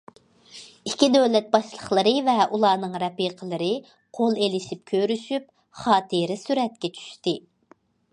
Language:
Uyghur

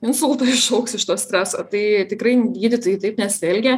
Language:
Lithuanian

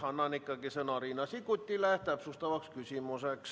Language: Estonian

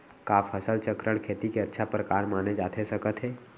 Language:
Chhattisgarhi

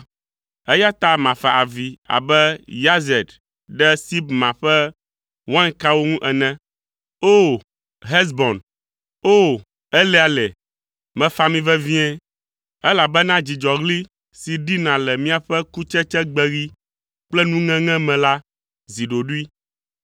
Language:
Ewe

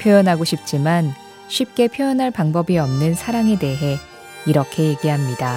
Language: Korean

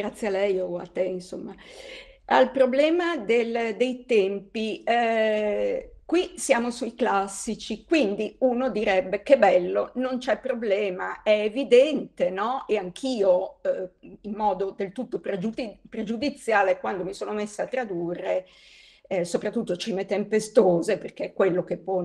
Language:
Italian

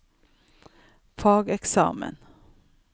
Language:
Norwegian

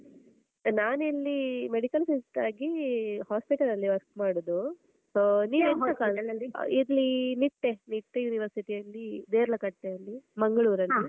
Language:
Kannada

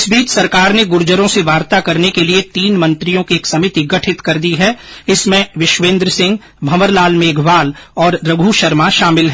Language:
Hindi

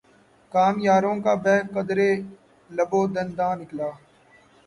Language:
Urdu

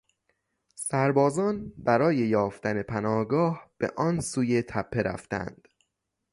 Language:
Persian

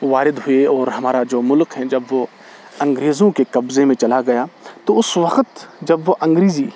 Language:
Urdu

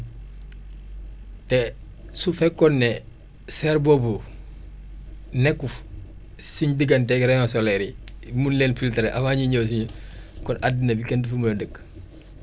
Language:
Wolof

